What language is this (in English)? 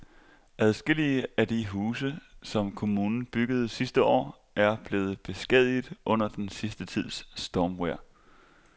Danish